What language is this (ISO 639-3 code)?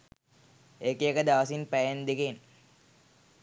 sin